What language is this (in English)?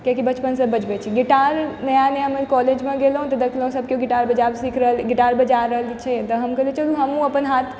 Maithili